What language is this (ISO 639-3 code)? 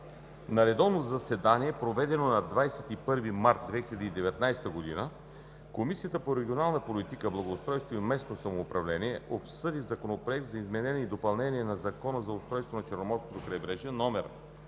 bul